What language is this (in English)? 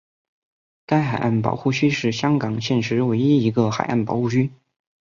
Chinese